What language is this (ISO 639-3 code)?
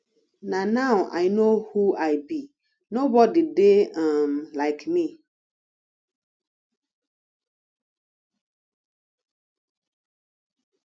pcm